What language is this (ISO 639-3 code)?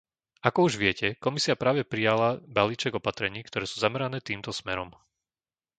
slk